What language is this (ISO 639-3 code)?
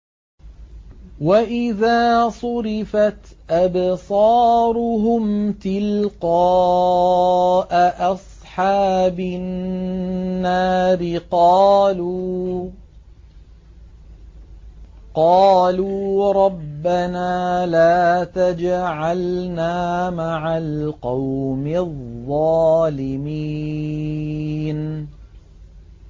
ara